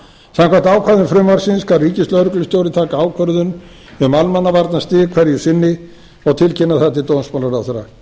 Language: Icelandic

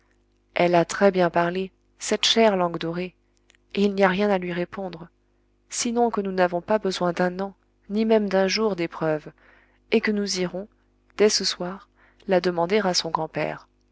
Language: French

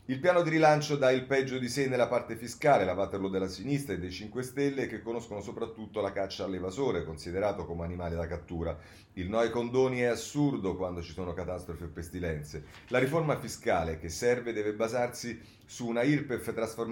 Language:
Italian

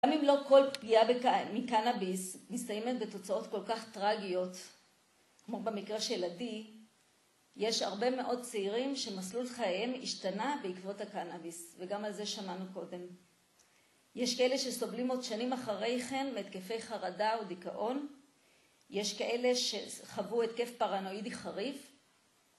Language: Hebrew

